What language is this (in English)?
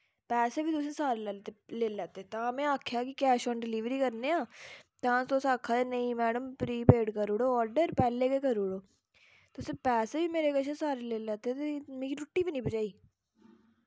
Dogri